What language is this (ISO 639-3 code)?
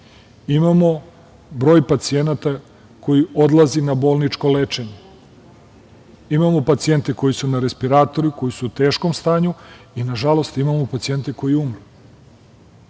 srp